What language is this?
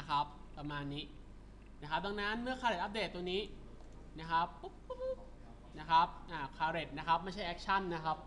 Thai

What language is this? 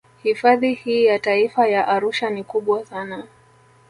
Swahili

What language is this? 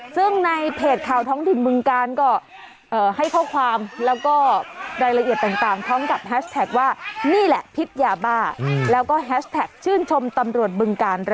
Thai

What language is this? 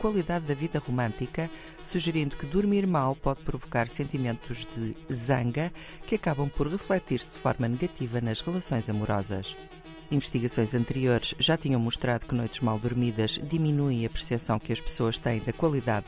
Portuguese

